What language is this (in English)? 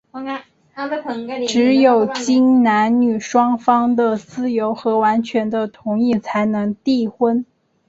Chinese